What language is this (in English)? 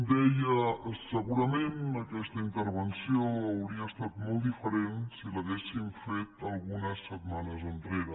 Catalan